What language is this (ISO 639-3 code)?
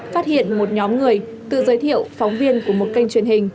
vie